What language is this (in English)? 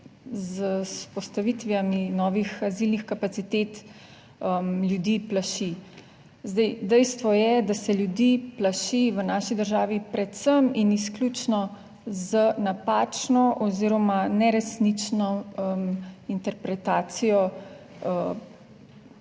Slovenian